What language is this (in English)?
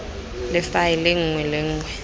Tswana